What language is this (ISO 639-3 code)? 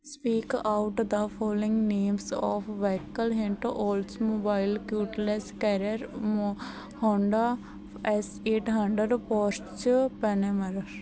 pan